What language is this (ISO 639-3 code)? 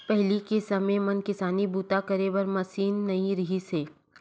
hne